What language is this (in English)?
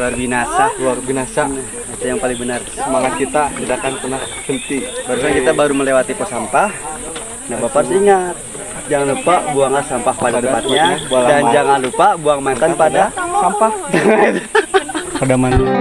Indonesian